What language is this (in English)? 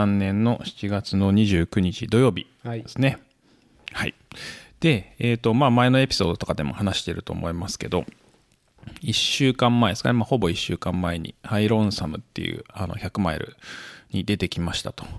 Japanese